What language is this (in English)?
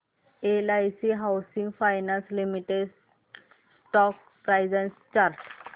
Marathi